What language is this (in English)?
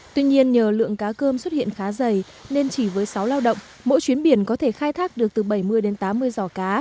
Vietnamese